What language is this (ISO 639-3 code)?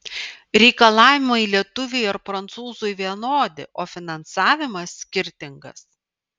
lit